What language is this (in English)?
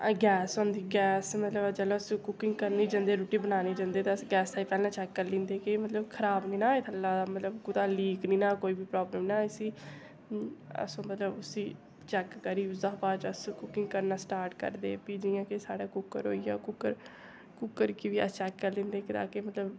Dogri